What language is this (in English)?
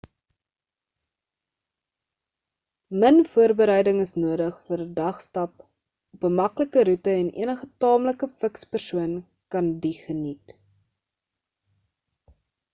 Afrikaans